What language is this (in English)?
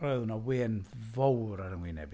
Welsh